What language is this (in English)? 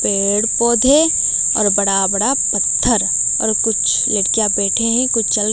Hindi